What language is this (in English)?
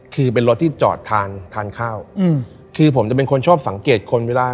Thai